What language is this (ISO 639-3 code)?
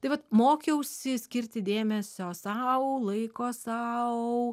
lit